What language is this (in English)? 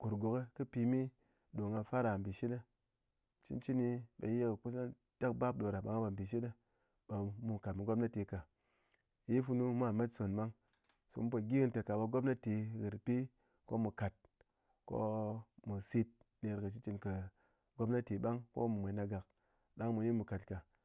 Ngas